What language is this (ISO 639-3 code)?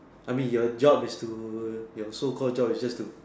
eng